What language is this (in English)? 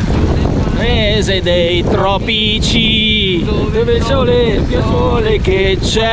Italian